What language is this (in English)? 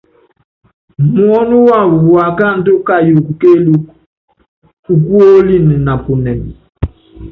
Yangben